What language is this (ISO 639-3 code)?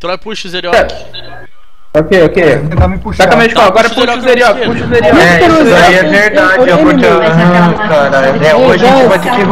por